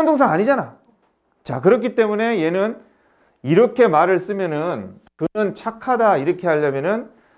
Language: Korean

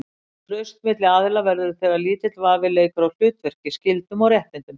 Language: Icelandic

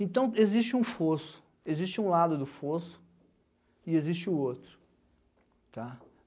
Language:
Portuguese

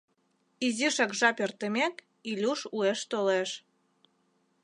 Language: Mari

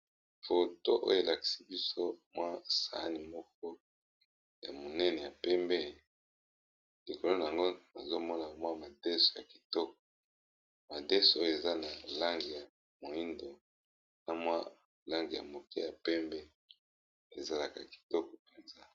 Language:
Lingala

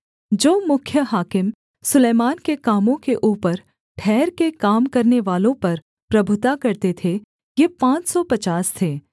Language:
Hindi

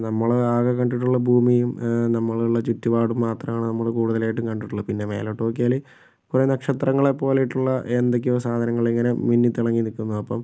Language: Malayalam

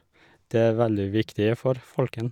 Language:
Norwegian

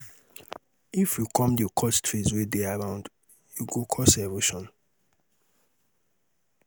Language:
Nigerian Pidgin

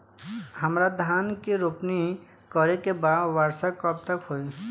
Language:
Bhojpuri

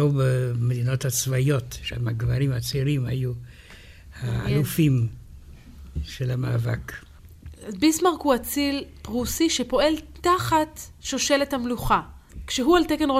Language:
Hebrew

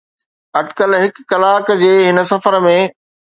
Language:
Sindhi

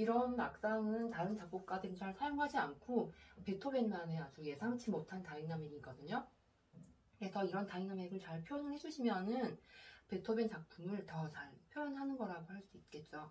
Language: Korean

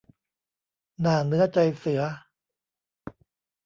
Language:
Thai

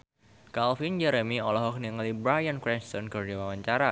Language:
Sundanese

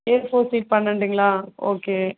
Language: Tamil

